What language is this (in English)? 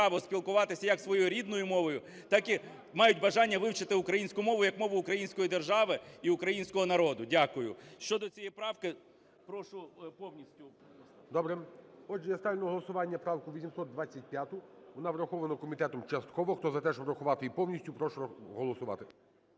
Ukrainian